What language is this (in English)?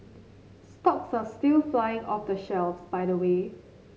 English